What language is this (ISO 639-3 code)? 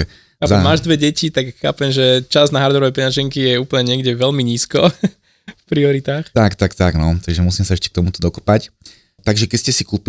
slk